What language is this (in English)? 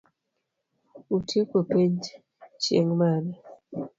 Luo (Kenya and Tanzania)